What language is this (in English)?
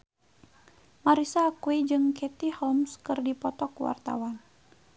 Sundanese